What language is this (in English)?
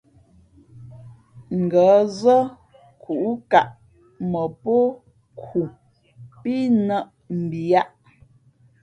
Fe'fe'